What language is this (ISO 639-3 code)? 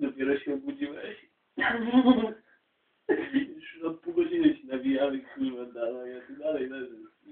pol